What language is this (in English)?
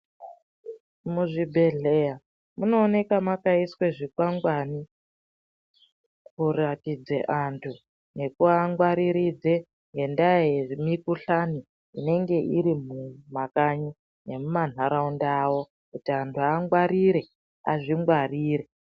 Ndau